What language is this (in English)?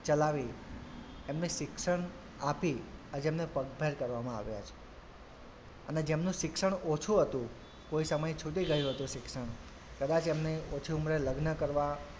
Gujarati